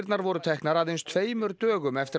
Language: Icelandic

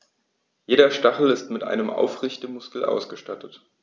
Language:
German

